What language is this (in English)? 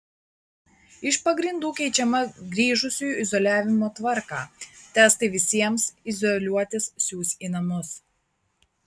Lithuanian